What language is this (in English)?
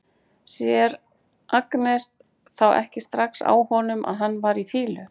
Icelandic